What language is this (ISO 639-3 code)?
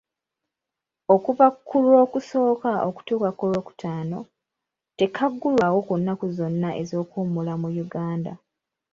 lug